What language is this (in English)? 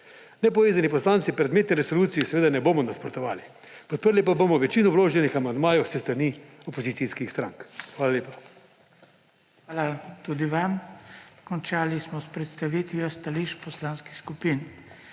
Slovenian